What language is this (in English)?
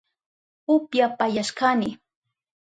Southern Pastaza Quechua